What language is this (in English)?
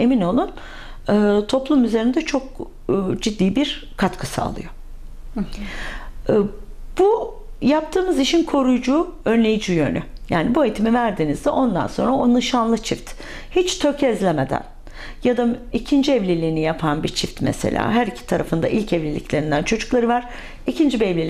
Turkish